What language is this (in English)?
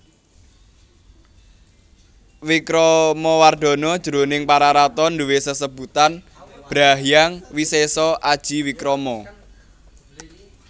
Javanese